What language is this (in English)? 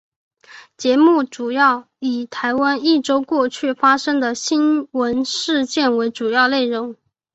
Chinese